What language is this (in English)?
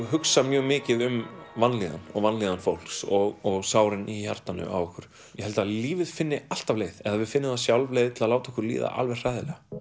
Icelandic